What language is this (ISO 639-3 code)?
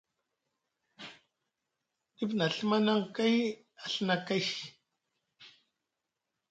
mug